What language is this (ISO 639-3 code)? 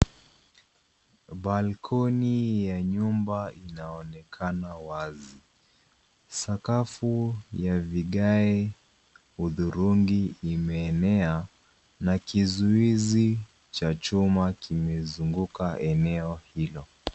swa